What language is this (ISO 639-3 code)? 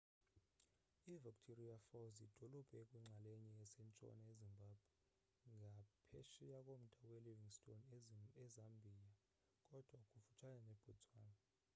xho